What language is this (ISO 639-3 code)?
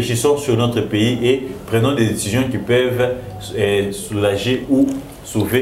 fra